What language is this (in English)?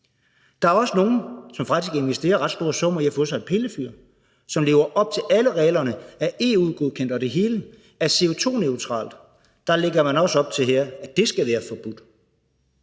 Danish